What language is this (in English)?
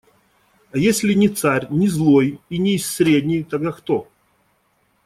Russian